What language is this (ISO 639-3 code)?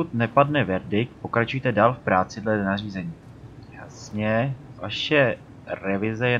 ces